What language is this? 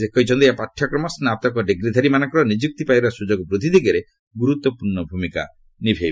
Odia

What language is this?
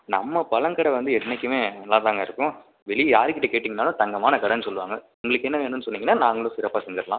Tamil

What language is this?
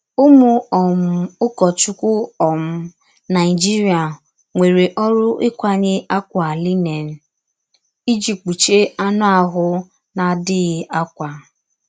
Igbo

